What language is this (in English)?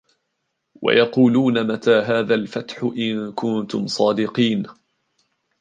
Arabic